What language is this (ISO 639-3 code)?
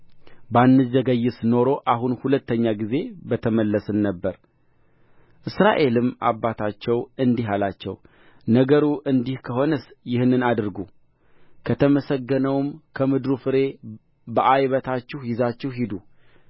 amh